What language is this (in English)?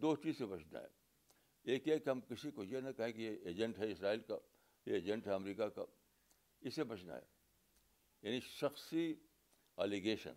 Urdu